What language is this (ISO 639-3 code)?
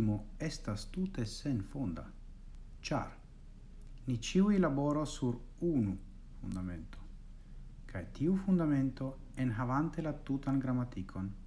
ita